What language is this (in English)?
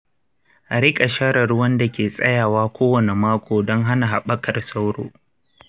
Hausa